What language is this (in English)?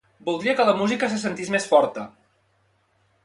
Catalan